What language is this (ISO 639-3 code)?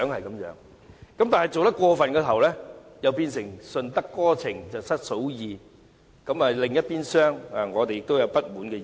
yue